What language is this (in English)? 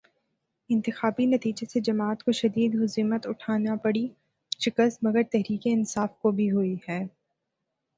Urdu